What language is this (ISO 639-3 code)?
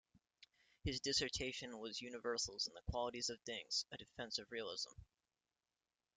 eng